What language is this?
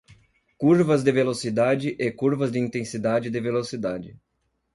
Portuguese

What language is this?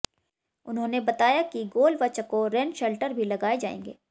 Hindi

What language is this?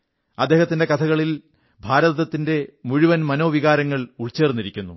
Malayalam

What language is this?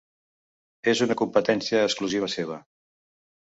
Catalan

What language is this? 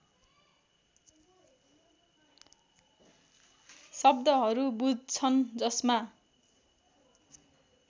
Nepali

